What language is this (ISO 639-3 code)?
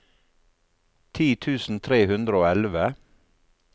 nor